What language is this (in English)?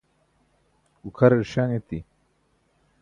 Burushaski